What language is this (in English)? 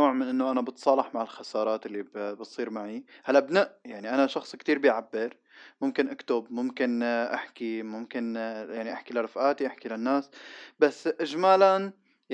Arabic